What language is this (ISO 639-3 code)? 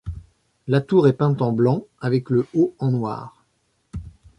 fra